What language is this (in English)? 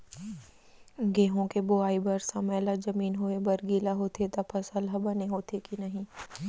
Chhattisgarhi